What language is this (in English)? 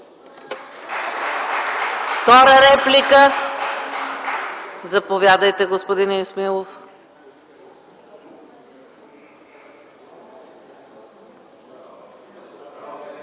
Bulgarian